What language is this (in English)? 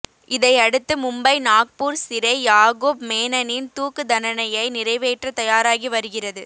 Tamil